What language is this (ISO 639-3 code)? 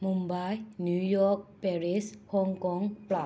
mni